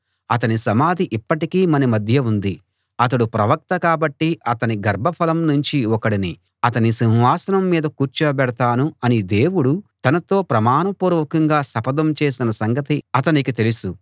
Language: Telugu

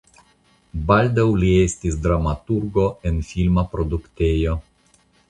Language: Esperanto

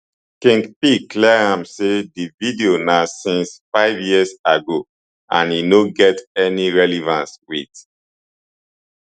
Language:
Nigerian Pidgin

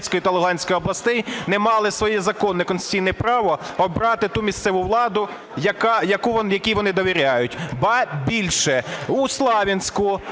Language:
Ukrainian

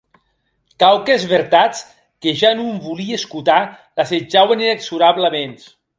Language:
Occitan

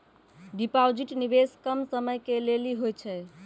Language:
Maithili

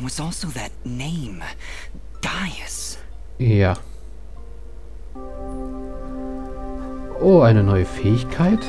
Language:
German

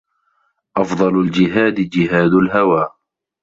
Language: Arabic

